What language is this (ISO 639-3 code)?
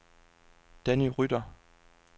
dan